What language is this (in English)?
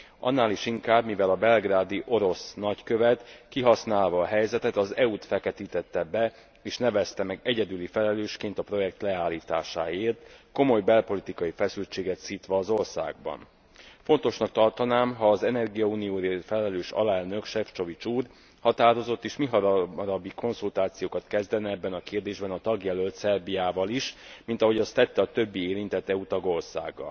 Hungarian